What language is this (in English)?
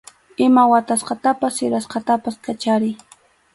Arequipa-La Unión Quechua